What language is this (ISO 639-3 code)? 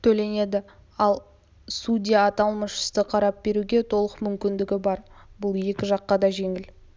kaz